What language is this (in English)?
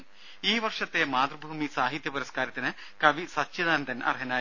Malayalam